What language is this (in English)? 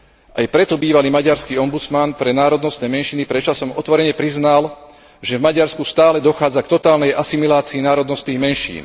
Slovak